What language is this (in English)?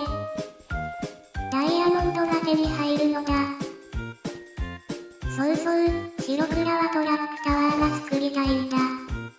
Japanese